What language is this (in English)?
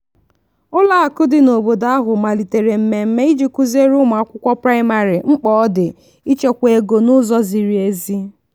Igbo